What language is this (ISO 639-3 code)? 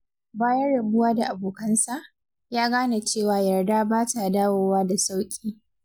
hau